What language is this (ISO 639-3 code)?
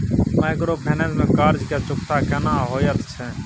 mai